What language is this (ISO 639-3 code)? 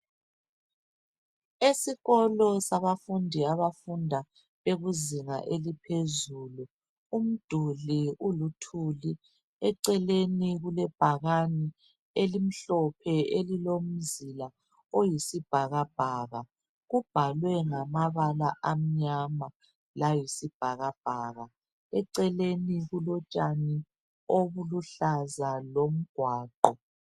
nde